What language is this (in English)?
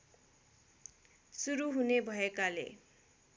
Nepali